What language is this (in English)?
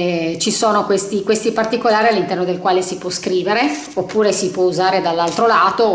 Italian